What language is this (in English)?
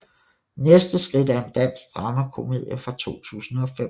Danish